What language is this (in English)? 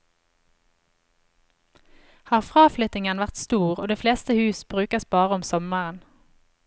Norwegian